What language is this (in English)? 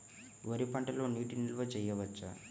Telugu